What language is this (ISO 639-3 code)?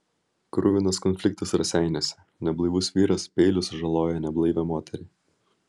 lit